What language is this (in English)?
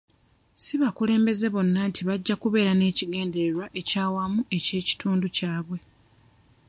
Ganda